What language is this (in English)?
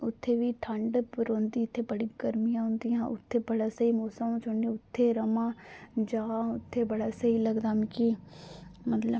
Dogri